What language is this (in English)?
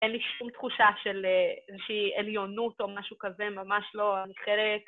Hebrew